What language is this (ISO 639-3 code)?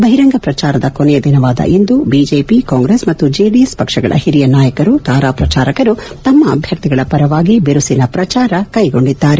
kan